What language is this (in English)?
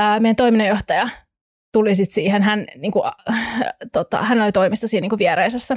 Finnish